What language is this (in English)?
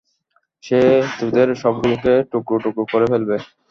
Bangla